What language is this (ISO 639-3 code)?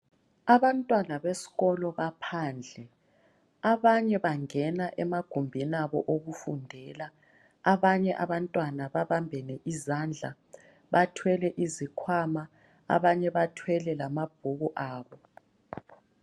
nde